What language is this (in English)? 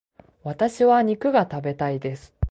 Japanese